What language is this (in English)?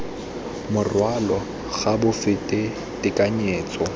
Tswana